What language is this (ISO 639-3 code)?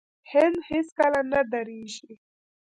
pus